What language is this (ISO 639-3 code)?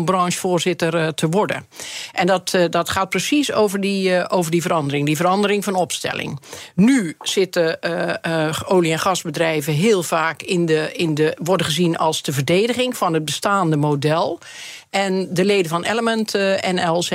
nld